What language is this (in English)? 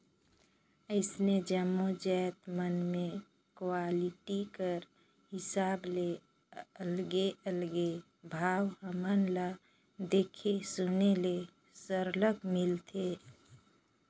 Chhattisgarhi